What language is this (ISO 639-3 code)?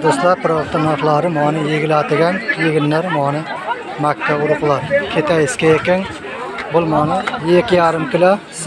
tur